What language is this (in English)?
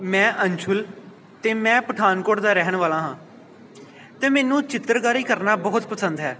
Punjabi